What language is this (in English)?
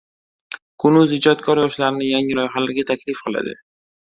Uzbek